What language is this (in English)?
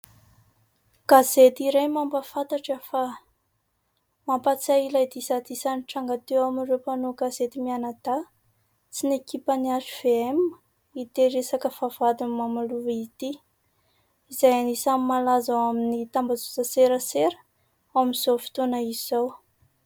Malagasy